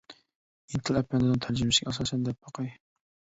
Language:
Uyghur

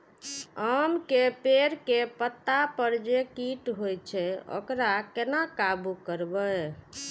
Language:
Maithili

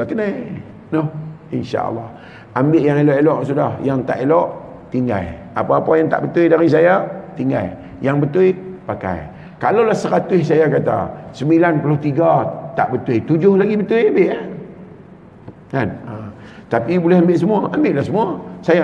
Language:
Malay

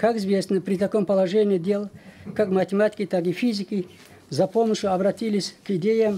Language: Russian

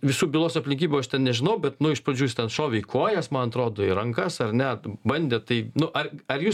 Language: Lithuanian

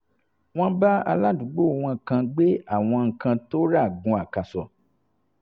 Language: Yoruba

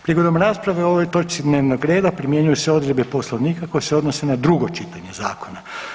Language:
Croatian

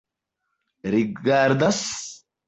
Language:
Esperanto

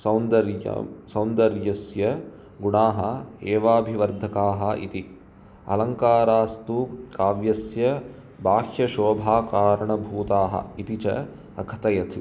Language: Sanskrit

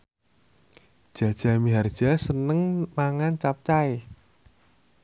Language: Javanese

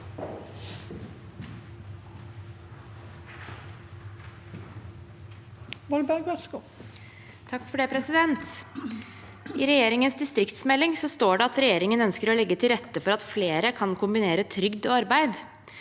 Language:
Norwegian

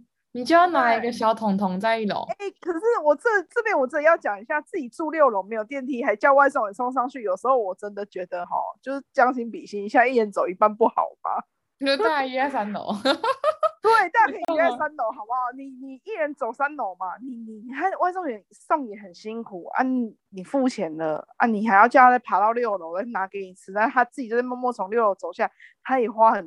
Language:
Chinese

